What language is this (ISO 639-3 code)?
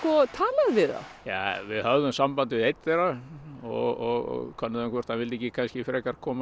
isl